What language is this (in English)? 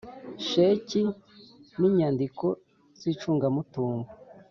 Kinyarwanda